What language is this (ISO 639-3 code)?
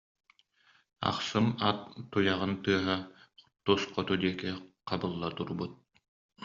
sah